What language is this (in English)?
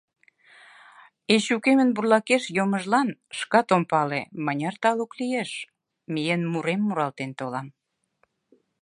Mari